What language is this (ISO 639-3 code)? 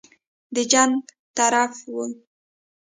pus